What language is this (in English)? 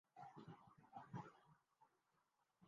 Urdu